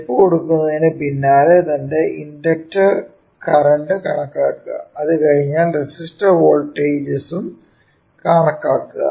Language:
Malayalam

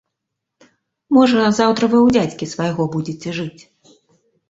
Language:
Belarusian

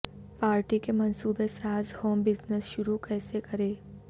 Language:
Urdu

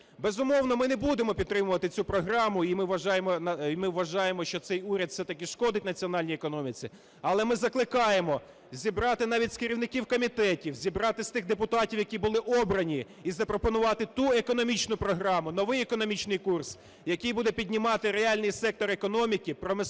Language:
Ukrainian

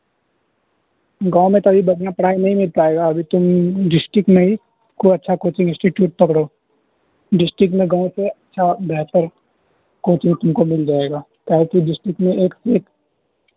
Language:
Urdu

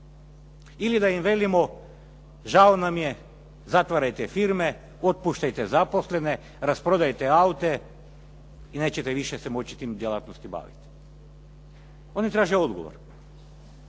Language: Croatian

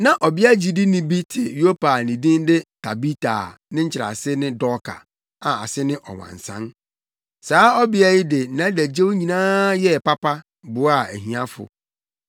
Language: Akan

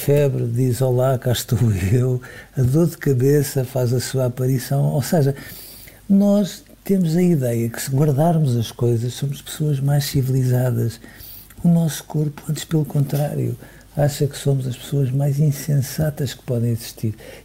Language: Portuguese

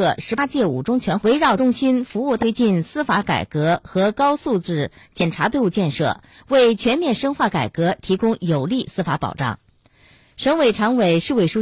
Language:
Chinese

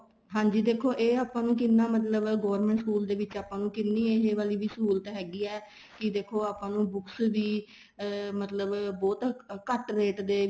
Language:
Punjabi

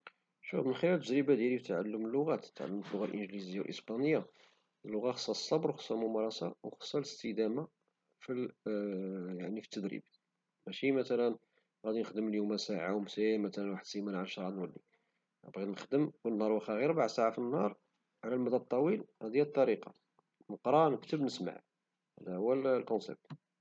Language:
Moroccan Arabic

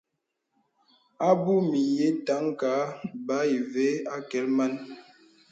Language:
Bebele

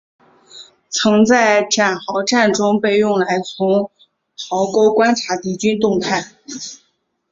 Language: Chinese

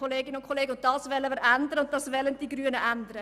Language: Swiss German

